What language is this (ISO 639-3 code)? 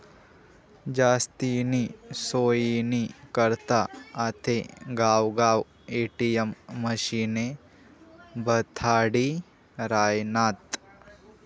mar